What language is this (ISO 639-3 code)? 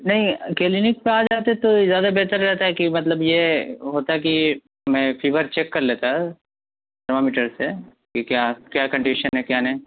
urd